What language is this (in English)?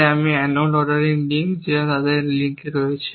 Bangla